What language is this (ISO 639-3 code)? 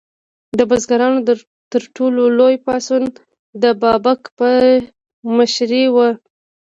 pus